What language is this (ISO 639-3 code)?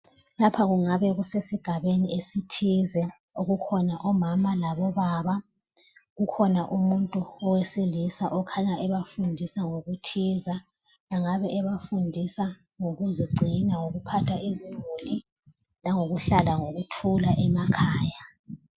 nde